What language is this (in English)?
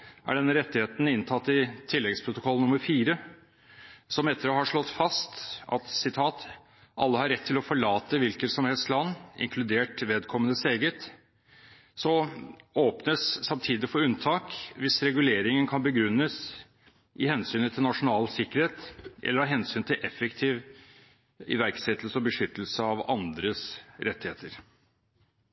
Norwegian Bokmål